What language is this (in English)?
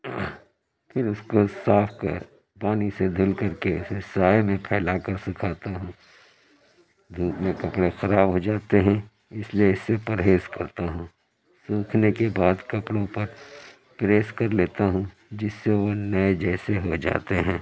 Urdu